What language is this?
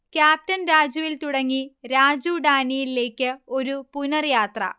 Malayalam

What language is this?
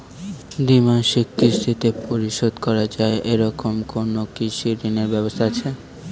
Bangla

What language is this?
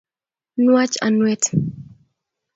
Kalenjin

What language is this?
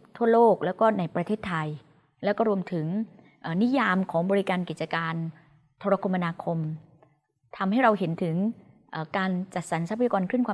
Thai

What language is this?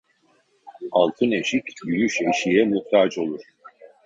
Turkish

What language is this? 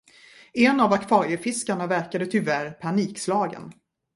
Swedish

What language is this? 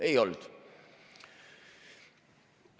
Estonian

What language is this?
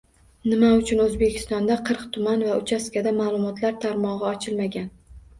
Uzbek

